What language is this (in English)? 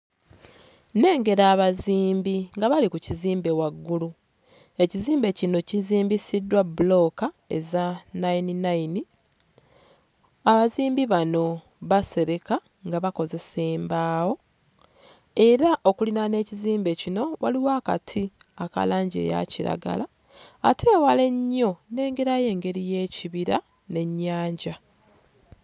Ganda